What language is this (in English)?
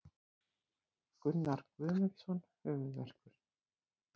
Icelandic